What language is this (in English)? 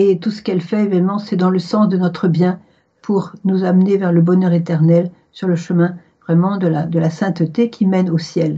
French